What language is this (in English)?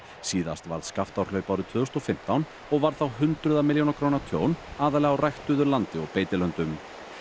Icelandic